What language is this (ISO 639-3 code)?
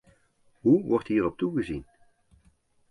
nld